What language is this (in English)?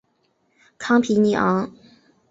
Chinese